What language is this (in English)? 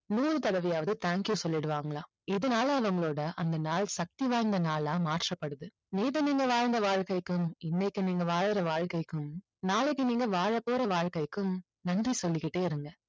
Tamil